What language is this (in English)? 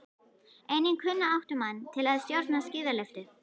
Icelandic